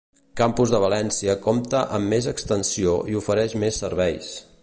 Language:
Catalan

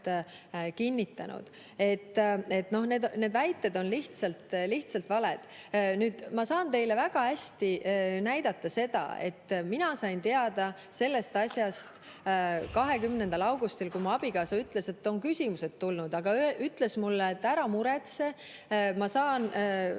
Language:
Estonian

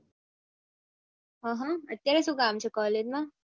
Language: Gujarati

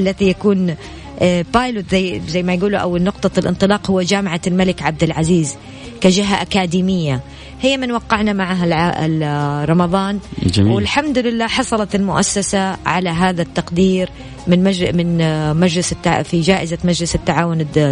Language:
Arabic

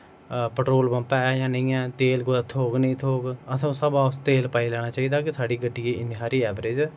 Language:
Dogri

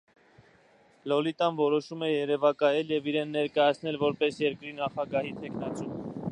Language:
Armenian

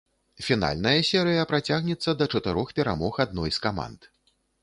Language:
Belarusian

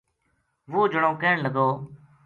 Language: Gujari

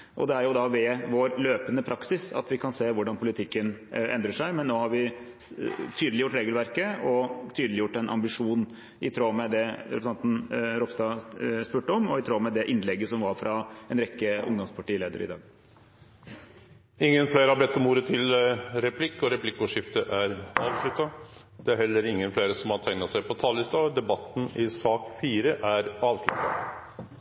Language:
Norwegian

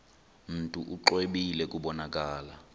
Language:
Xhosa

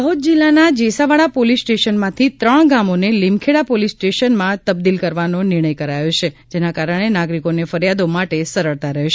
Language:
Gujarati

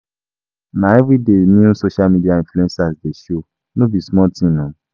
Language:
Nigerian Pidgin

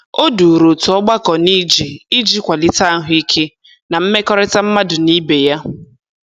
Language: Igbo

